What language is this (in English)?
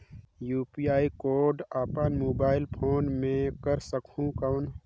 Chhattisgarhi